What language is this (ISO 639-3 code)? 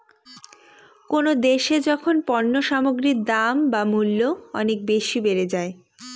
ben